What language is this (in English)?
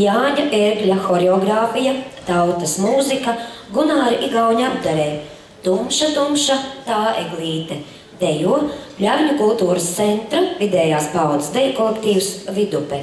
Latvian